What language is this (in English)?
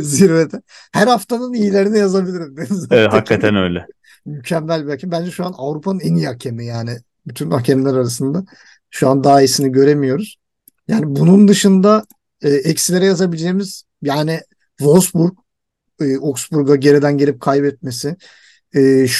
Turkish